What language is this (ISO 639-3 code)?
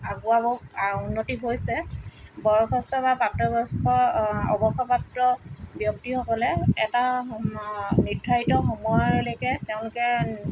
asm